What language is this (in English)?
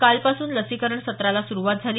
Marathi